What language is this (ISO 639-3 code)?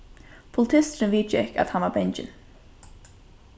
fao